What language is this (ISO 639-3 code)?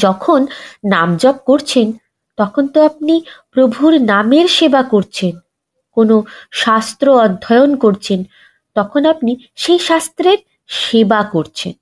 ben